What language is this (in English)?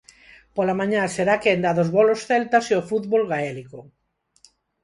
Galician